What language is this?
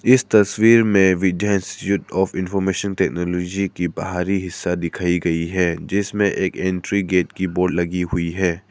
Hindi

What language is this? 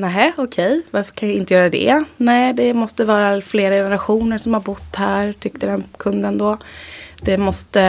Swedish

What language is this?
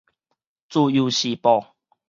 Min Nan Chinese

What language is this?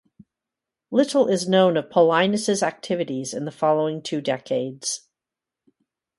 English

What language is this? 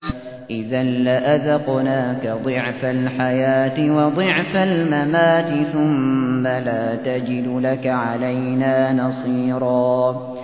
Arabic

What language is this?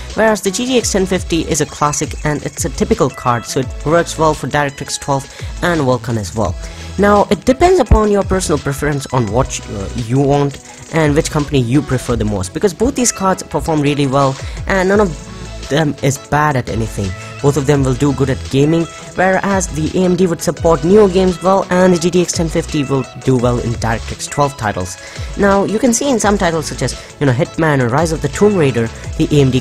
English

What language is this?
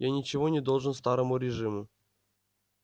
Russian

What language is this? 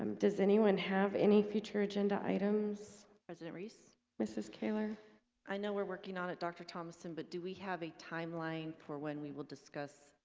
English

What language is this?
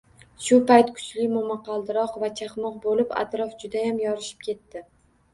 Uzbek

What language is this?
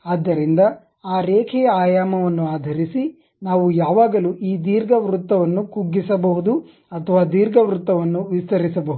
Kannada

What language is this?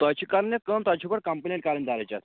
Kashmiri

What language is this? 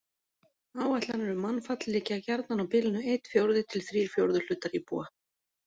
Icelandic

